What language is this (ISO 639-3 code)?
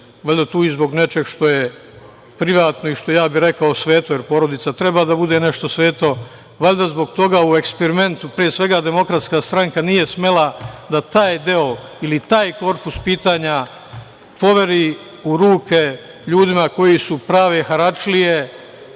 srp